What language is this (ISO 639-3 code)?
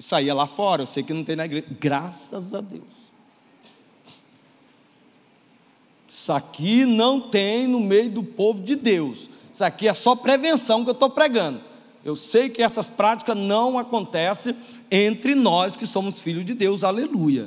por